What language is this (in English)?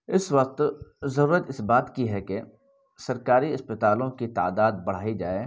Urdu